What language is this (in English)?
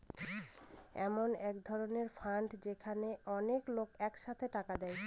Bangla